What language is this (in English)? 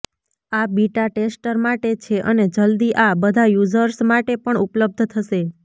Gujarati